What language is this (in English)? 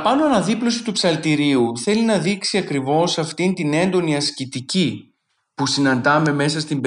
Greek